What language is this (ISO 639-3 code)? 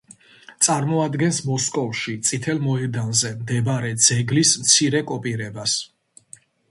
kat